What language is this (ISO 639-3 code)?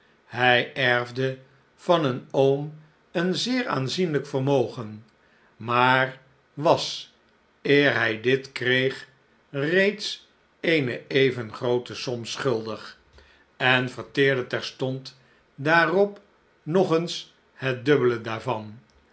nld